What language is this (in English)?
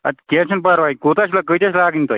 Kashmiri